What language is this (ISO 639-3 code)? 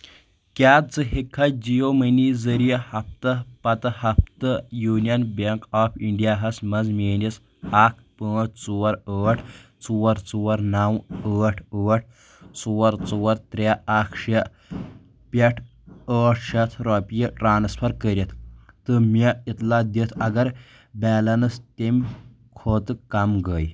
kas